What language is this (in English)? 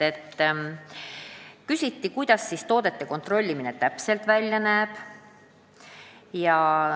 Estonian